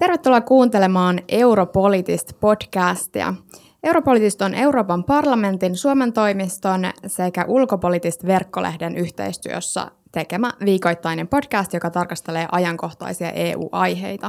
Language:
Finnish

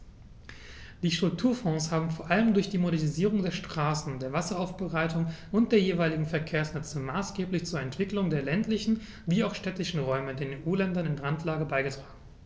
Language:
German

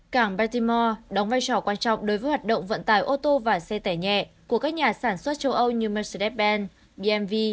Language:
Vietnamese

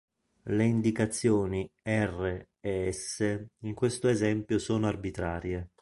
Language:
Italian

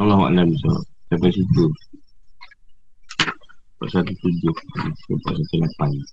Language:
Malay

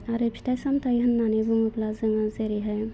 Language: Bodo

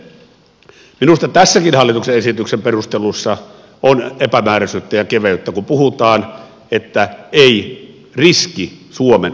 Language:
Finnish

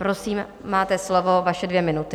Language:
Czech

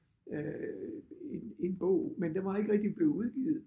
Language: Danish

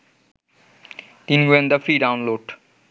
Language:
Bangla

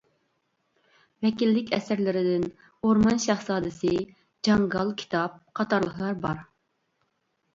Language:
Uyghur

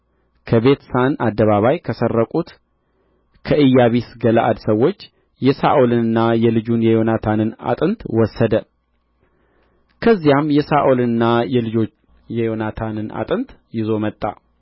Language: Amharic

